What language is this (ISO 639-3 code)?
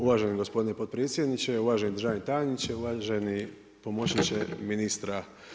hrv